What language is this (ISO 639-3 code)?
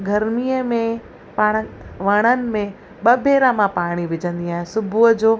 snd